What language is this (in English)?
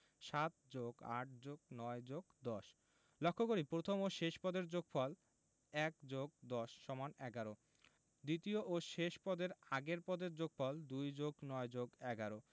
Bangla